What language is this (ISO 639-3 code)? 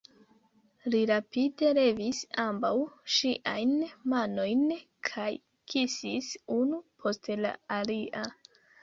epo